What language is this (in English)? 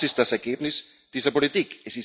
German